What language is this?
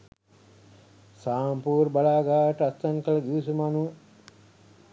Sinhala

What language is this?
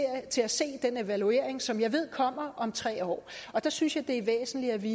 Danish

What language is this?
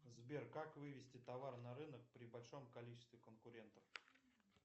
Russian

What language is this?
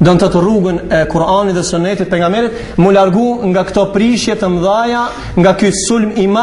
Arabic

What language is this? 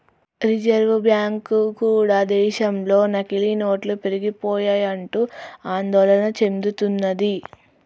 Telugu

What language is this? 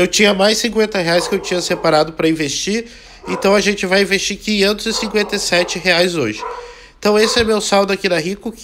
Portuguese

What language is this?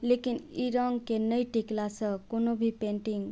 Maithili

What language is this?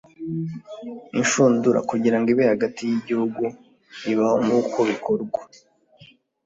Kinyarwanda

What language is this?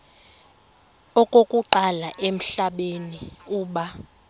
Xhosa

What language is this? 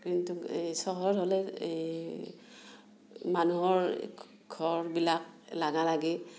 Assamese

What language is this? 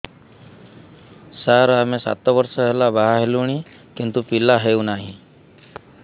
Odia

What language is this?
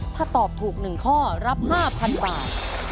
Thai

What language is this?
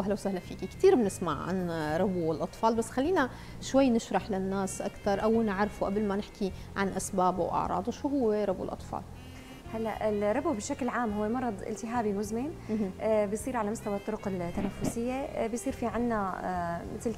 Arabic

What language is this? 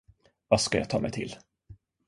Swedish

